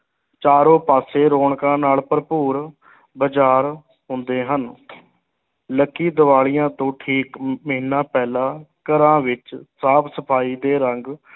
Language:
Punjabi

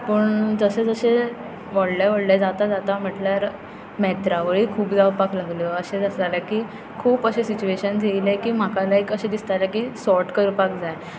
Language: Konkani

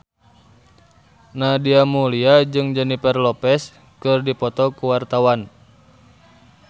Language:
Sundanese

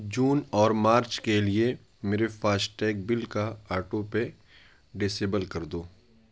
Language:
Urdu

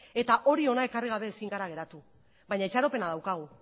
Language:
Basque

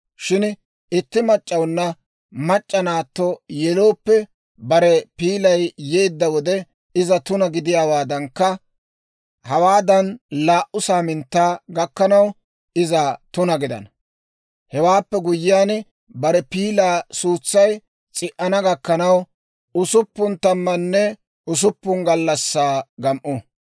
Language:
Dawro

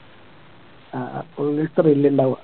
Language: Malayalam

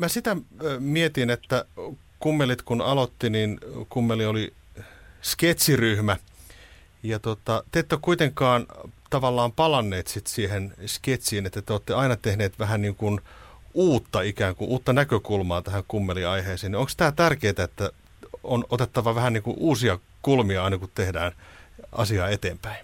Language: Finnish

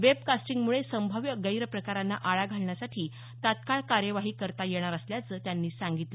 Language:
Marathi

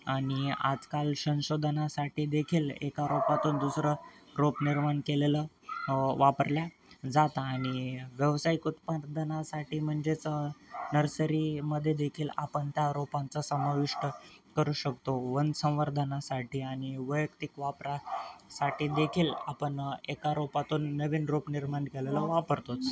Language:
Marathi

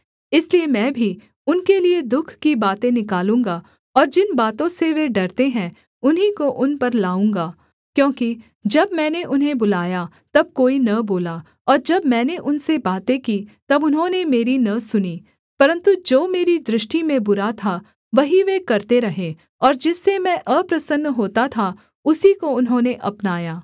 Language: Hindi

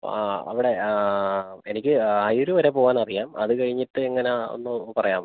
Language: Malayalam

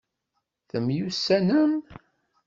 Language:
Kabyle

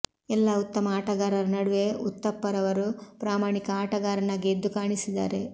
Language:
Kannada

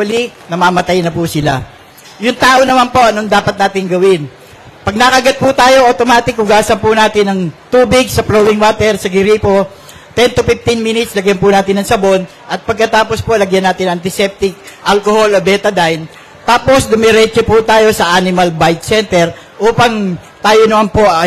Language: Filipino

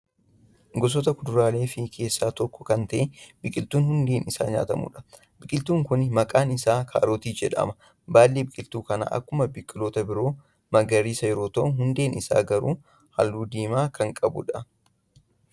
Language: Oromo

